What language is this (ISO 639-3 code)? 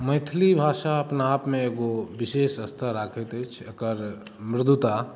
mai